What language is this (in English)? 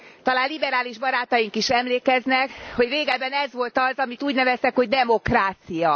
Hungarian